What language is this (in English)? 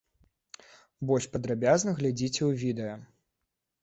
Belarusian